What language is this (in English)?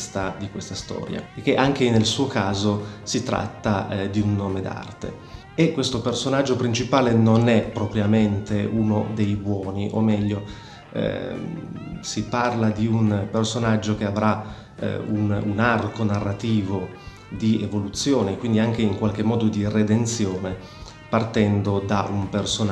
Italian